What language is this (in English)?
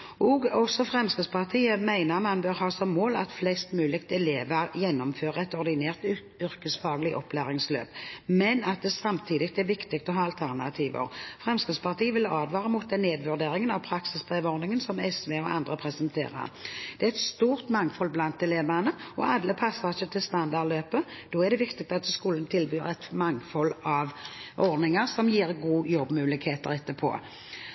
Norwegian Bokmål